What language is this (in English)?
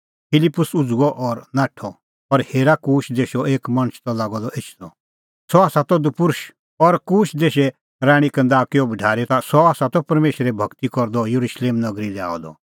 Kullu Pahari